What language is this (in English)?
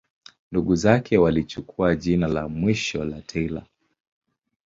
Swahili